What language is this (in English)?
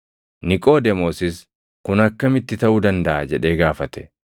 Oromo